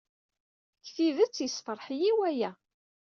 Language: Kabyle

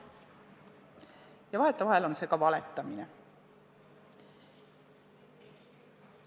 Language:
Estonian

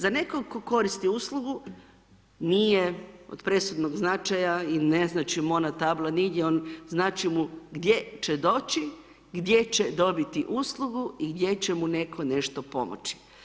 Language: Croatian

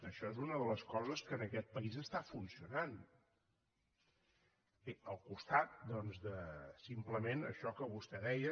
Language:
Catalan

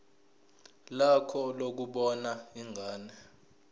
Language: Zulu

